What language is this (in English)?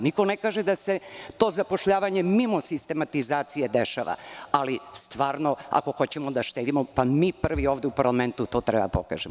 Serbian